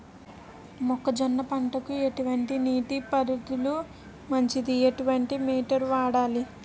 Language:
Telugu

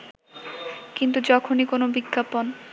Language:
Bangla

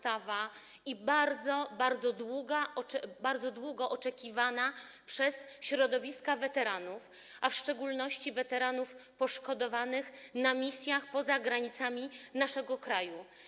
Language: Polish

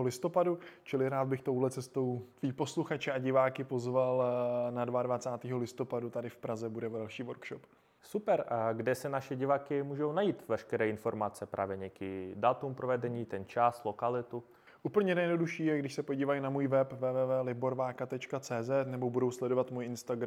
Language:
Czech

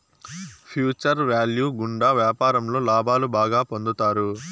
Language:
Telugu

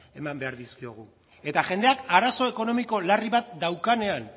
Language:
Basque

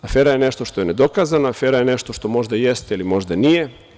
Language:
Serbian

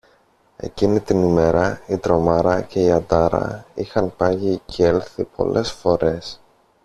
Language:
Greek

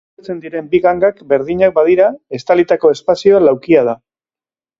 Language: Basque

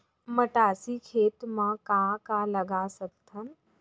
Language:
Chhattisgarhi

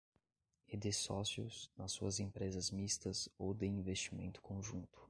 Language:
Portuguese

